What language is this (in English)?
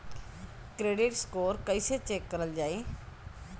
Bhojpuri